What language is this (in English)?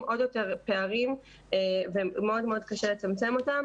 Hebrew